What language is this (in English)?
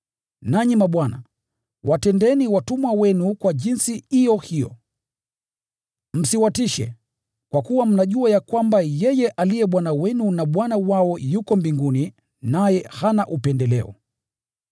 Swahili